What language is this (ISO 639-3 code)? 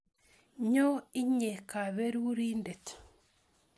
kln